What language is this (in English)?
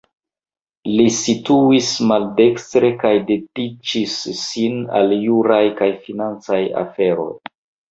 Esperanto